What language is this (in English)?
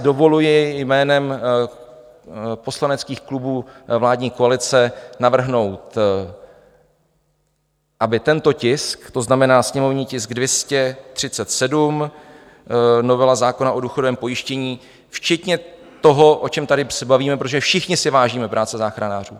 Czech